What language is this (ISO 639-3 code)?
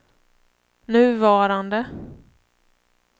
swe